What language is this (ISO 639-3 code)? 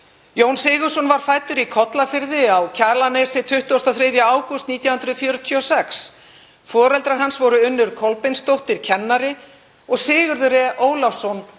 isl